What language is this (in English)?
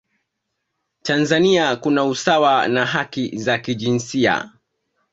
Swahili